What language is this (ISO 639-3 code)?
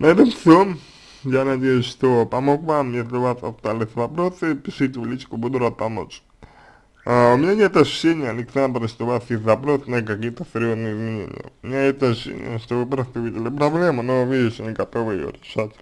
rus